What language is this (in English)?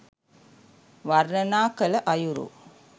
Sinhala